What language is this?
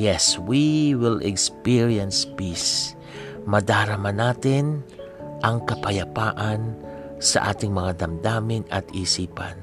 Filipino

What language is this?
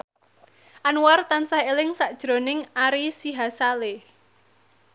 Javanese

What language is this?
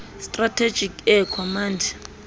Southern Sotho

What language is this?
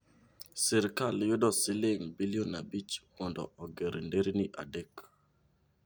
Luo (Kenya and Tanzania)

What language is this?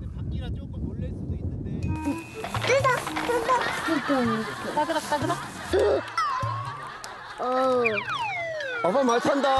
Korean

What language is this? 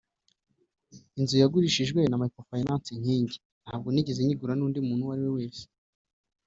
Kinyarwanda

